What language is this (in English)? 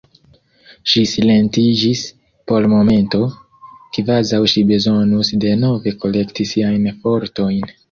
Esperanto